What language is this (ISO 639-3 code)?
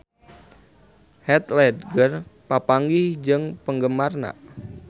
sun